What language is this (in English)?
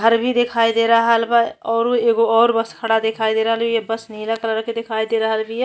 Bhojpuri